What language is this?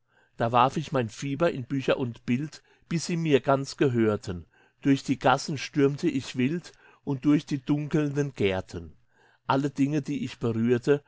German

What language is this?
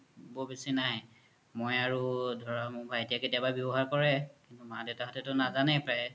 Assamese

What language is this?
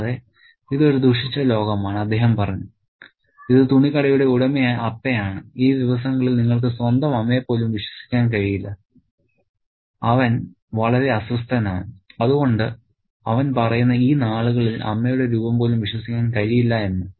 Malayalam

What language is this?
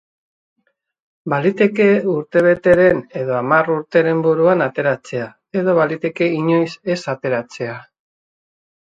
Basque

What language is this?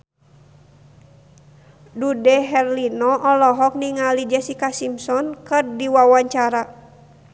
Sundanese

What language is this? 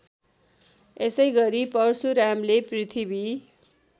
Nepali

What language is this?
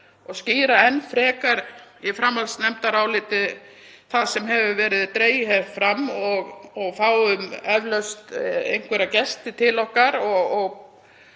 Icelandic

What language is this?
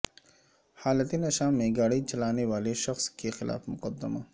Urdu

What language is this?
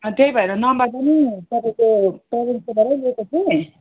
Nepali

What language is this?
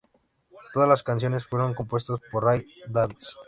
Spanish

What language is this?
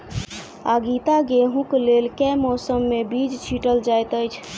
Maithili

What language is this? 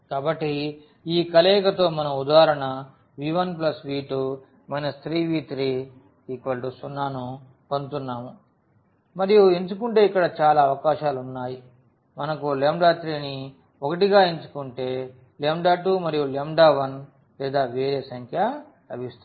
Telugu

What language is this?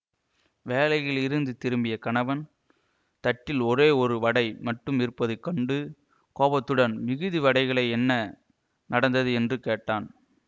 Tamil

